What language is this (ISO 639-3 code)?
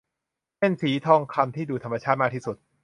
tha